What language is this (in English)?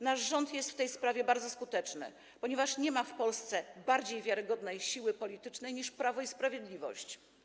Polish